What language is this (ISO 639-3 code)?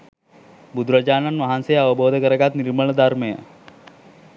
sin